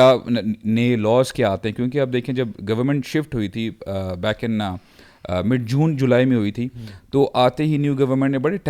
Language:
Urdu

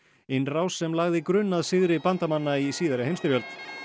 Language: Icelandic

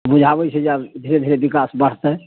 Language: Maithili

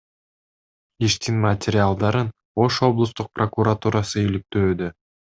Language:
Kyrgyz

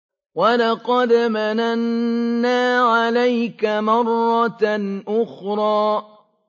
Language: Arabic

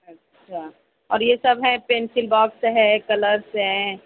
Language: Urdu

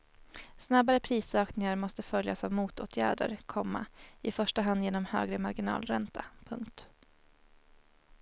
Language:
Swedish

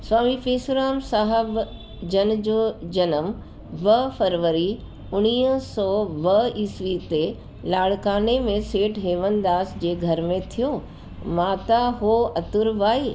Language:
Sindhi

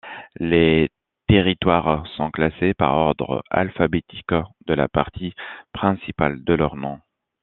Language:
French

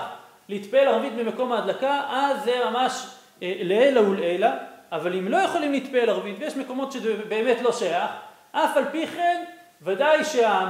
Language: Hebrew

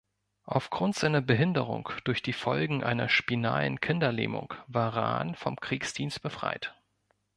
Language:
German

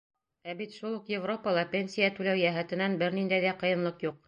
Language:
Bashkir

